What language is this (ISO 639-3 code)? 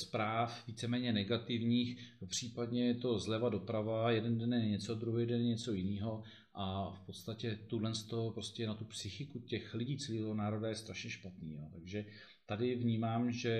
ces